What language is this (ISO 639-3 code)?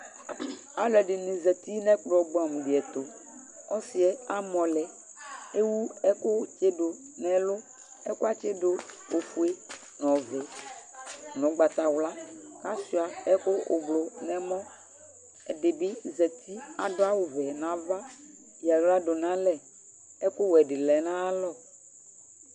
kpo